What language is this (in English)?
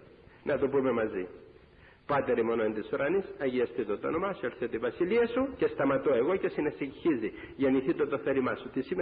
Greek